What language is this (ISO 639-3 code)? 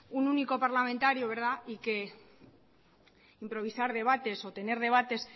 spa